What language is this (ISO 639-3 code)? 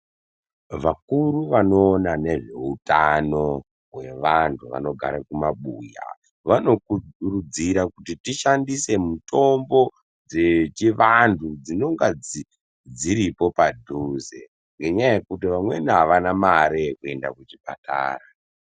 ndc